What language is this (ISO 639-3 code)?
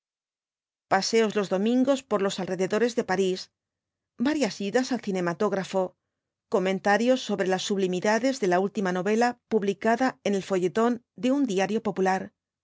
spa